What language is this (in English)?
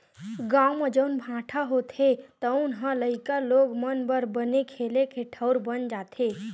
Chhattisgarhi